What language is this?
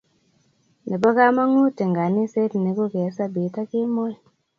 Kalenjin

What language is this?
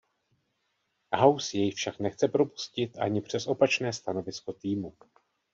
Czech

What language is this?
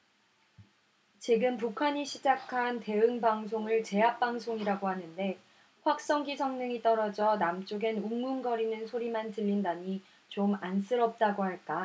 Korean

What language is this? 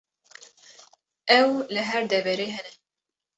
Kurdish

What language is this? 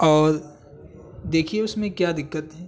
Urdu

